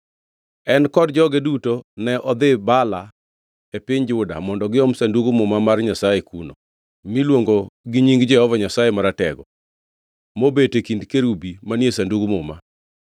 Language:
Luo (Kenya and Tanzania)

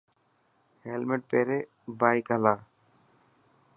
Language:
Dhatki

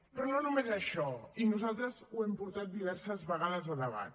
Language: Catalan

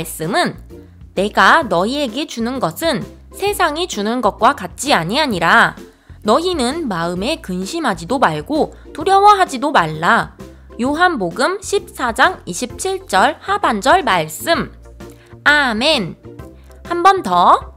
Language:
Korean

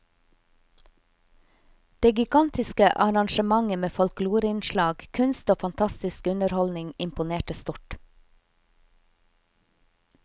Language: Norwegian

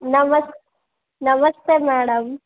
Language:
Kannada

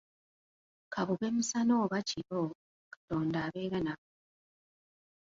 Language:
Ganda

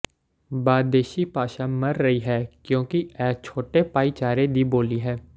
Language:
Punjabi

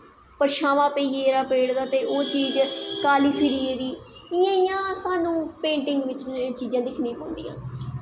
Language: Dogri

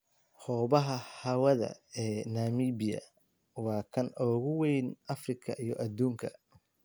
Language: Somali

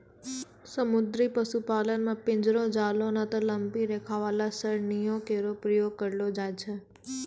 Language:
Maithili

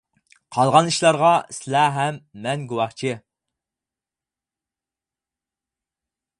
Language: Uyghur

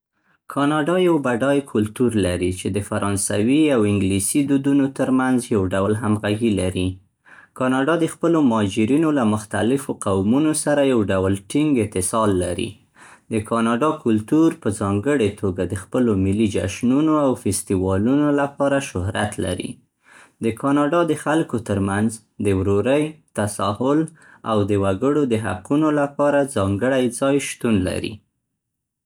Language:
Central Pashto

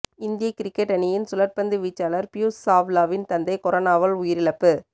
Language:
Tamil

